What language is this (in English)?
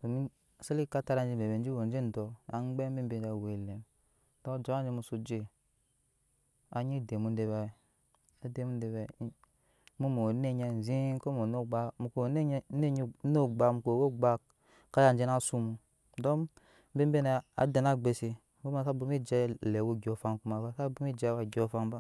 Nyankpa